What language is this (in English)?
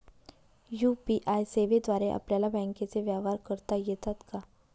Marathi